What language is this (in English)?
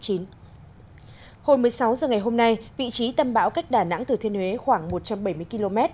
Vietnamese